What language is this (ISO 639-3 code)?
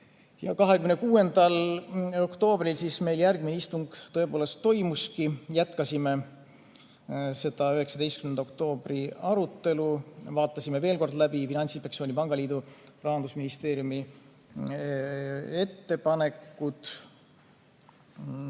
est